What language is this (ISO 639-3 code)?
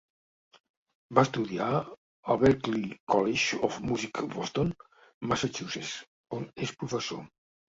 cat